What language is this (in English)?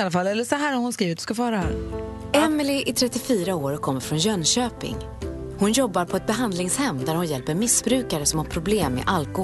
Swedish